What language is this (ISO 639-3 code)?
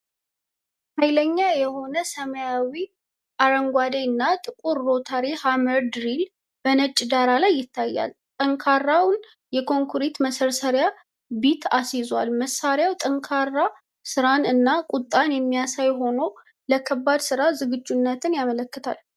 amh